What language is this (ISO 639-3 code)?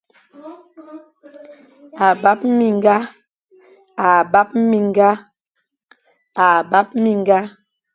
fan